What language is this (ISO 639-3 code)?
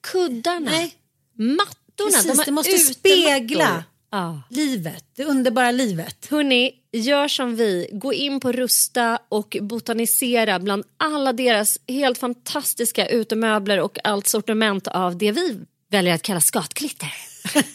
swe